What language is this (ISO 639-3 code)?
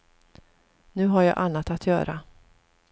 swe